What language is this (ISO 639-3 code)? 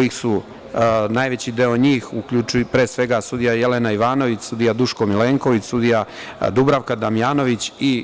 srp